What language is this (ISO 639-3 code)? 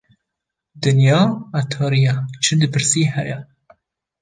kur